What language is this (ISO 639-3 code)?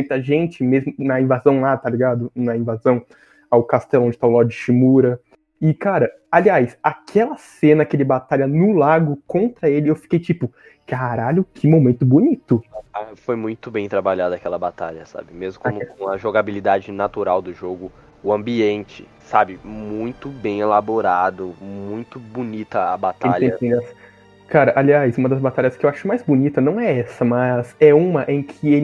por